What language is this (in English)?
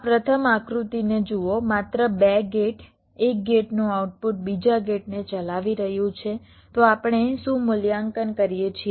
Gujarati